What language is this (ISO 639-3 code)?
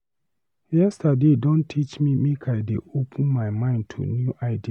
pcm